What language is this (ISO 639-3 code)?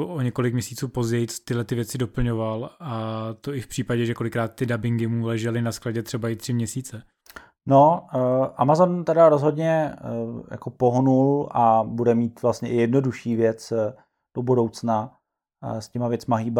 ces